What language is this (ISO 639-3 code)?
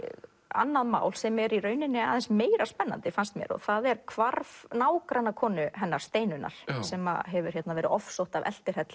isl